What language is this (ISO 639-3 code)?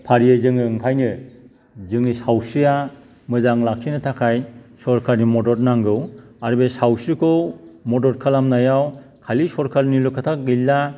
brx